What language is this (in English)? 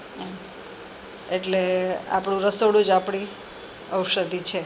Gujarati